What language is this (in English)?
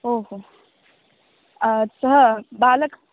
Sanskrit